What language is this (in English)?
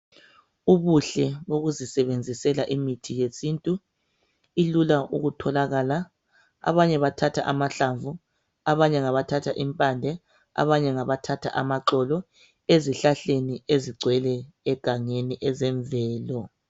North Ndebele